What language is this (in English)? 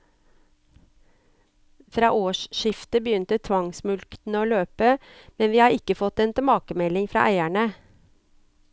Norwegian